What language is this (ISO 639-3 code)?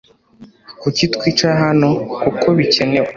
kin